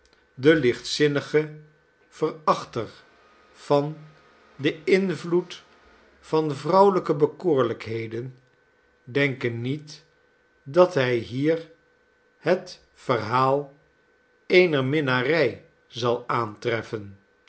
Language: Dutch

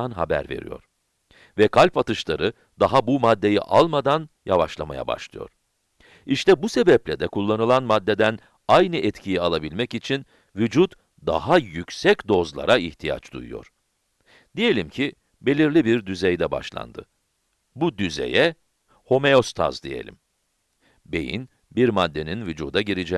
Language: Turkish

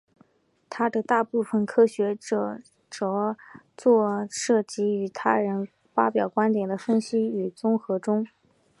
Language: Chinese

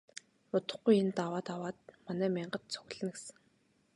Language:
Mongolian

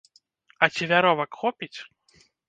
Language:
Belarusian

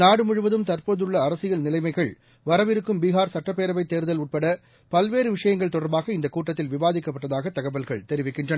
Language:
Tamil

